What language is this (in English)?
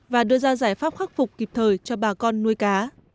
Vietnamese